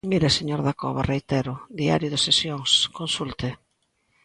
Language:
Galician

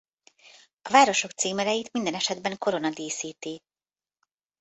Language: Hungarian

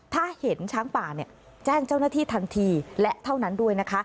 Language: Thai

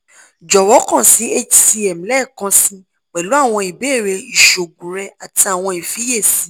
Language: Yoruba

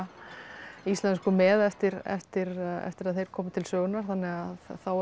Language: Icelandic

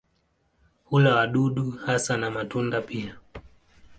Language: Swahili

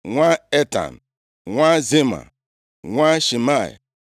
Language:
Igbo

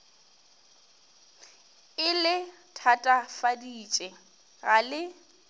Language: Northern Sotho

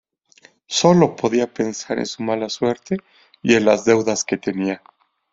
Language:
Spanish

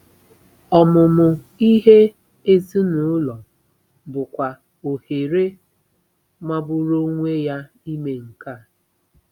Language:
Igbo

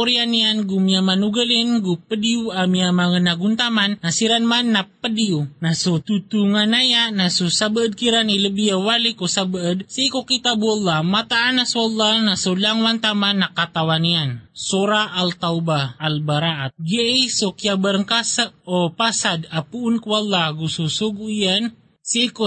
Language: Filipino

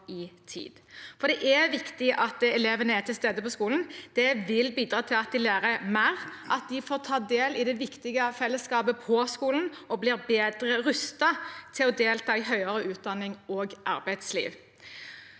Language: Norwegian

